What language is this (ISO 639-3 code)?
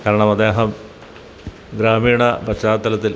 mal